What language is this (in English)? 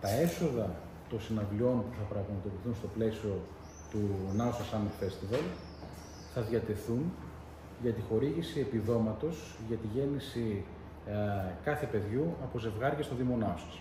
Greek